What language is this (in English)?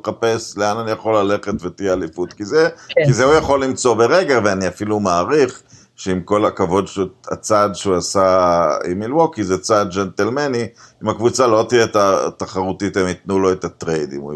Hebrew